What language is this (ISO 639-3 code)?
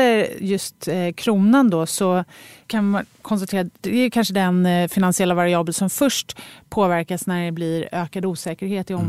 swe